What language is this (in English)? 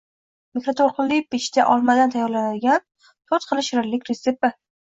Uzbek